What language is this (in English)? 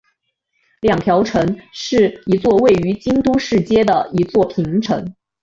Chinese